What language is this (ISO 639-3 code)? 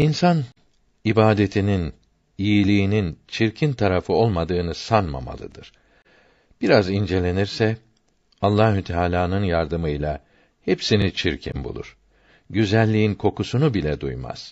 tur